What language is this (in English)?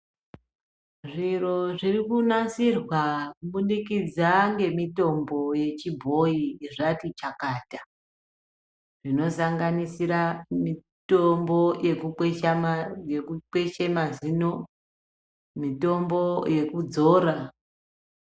Ndau